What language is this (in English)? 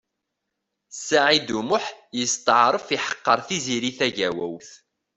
Kabyle